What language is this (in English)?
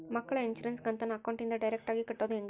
Kannada